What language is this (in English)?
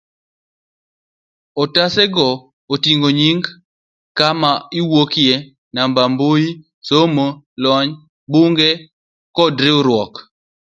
Luo (Kenya and Tanzania)